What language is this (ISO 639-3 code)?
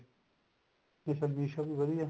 pan